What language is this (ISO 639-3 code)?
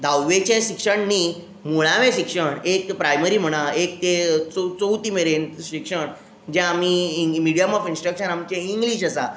kok